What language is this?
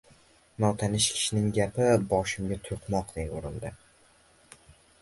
Uzbek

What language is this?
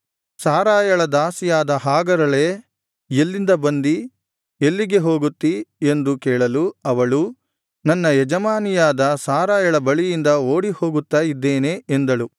Kannada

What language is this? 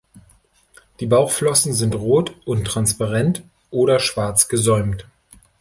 German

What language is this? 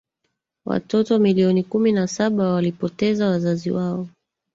Swahili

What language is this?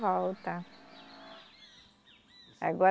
Portuguese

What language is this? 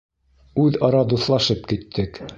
Bashkir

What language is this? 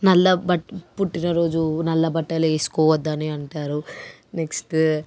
Telugu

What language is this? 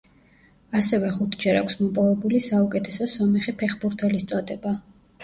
Georgian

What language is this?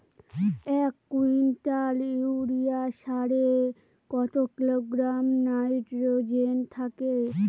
Bangla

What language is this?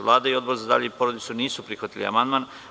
Serbian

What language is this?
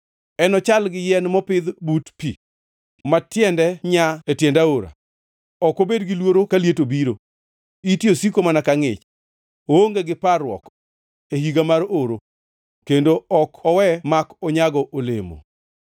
Luo (Kenya and Tanzania)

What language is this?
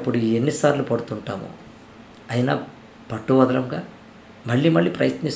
Telugu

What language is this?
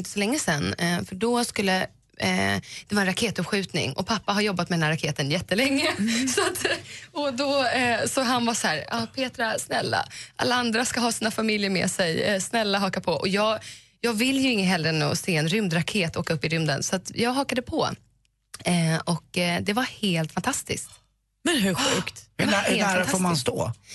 Swedish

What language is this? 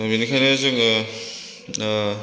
Bodo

